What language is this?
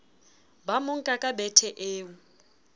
Southern Sotho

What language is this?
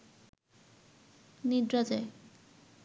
Bangla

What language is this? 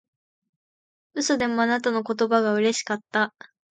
Japanese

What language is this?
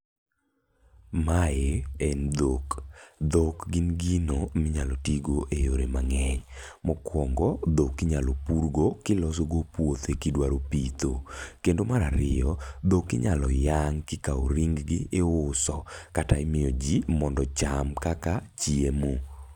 Luo (Kenya and Tanzania)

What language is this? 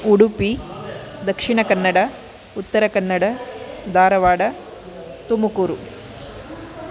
Sanskrit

